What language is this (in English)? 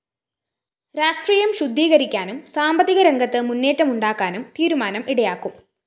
Malayalam